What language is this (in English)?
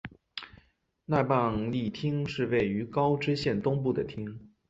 Chinese